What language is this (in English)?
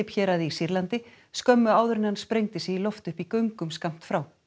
Icelandic